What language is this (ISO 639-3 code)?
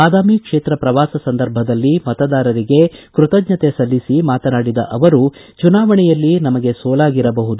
kan